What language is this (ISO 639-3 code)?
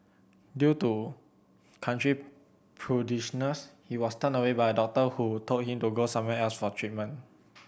eng